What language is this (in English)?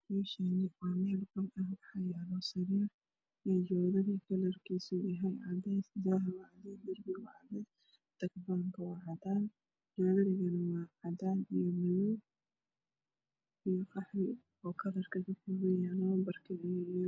Somali